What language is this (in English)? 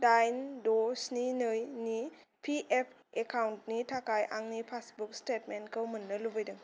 Bodo